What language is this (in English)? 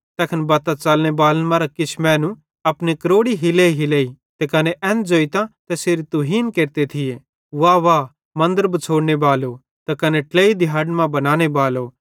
Bhadrawahi